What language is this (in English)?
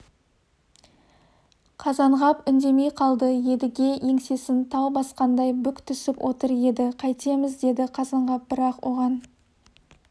Kazakh